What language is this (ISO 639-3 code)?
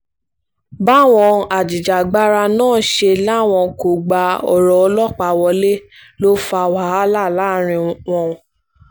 yor